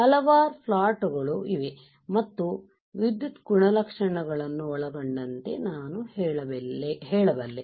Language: Kannada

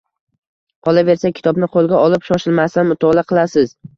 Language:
Uzbek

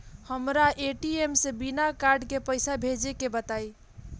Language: Bhojpuri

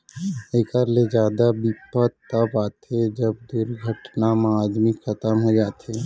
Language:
Chhattisgarhi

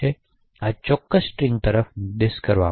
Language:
Gujarati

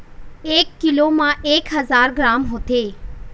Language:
Chhattisgarhi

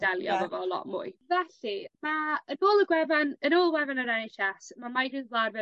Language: Welsh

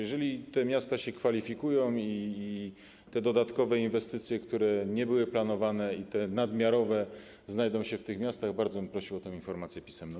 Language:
Polish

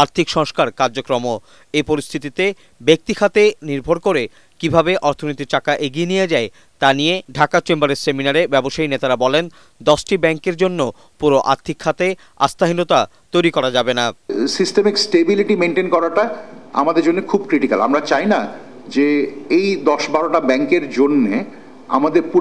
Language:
Bangla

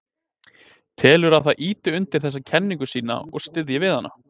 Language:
Icelandic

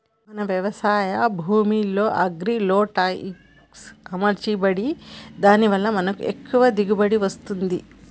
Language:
Telugu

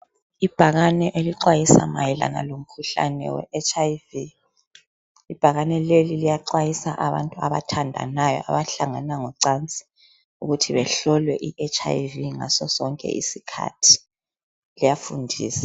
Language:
North Ndebele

